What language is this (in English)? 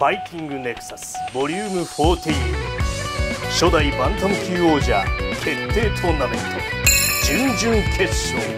Japanese